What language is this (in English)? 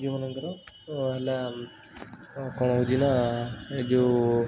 Odia